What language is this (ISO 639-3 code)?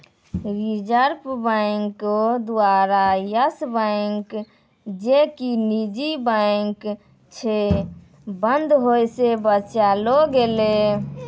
mai